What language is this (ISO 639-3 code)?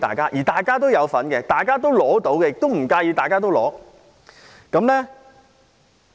yue